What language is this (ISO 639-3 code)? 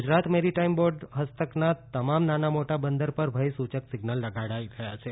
guj